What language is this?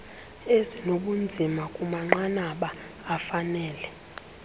Xhosa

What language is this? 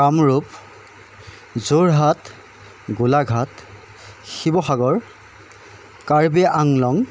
Assamese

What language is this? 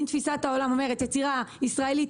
Hebrew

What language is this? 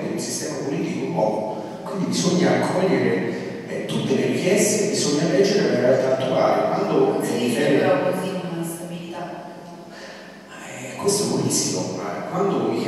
Italian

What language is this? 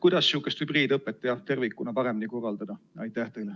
Estonian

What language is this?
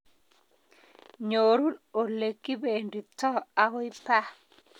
Kalenjin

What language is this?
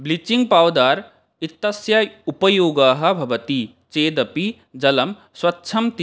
Sanskrit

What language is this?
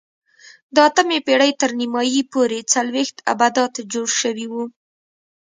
Pashto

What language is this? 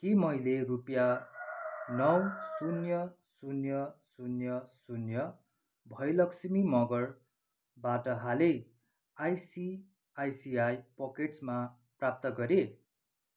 Nepali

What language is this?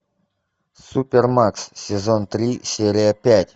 Russian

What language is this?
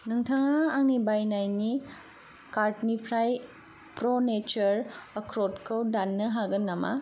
Bodo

